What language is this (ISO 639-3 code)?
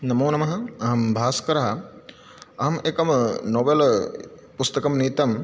san